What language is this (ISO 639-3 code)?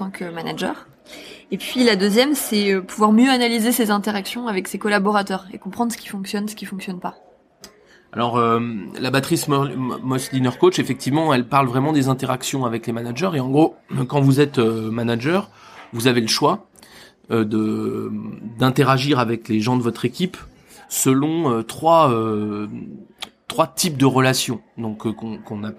fra